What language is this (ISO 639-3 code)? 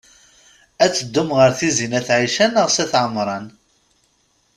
kab